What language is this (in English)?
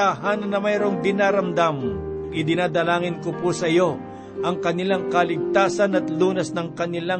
Filipino